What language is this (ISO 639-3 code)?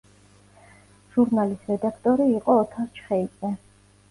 kat